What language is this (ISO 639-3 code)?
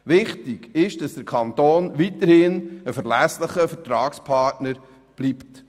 gsw